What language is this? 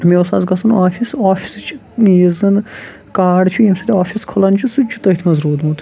Kashmiri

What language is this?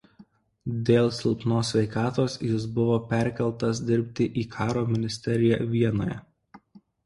Lithuanian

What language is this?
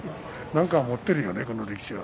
Japanese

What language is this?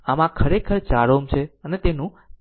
Gujarati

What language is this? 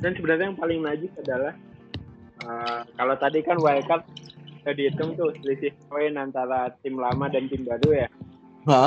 Indonesian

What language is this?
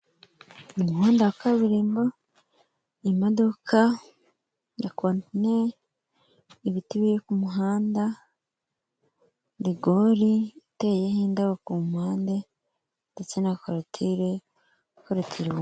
Kinyarwanda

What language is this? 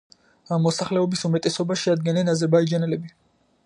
Georgian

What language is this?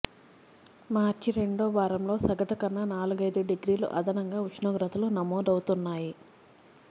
Telugu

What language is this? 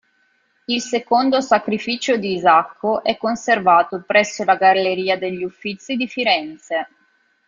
Italian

